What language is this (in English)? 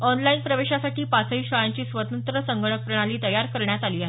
Marathi